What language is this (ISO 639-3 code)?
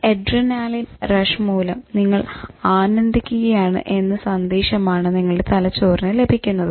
mal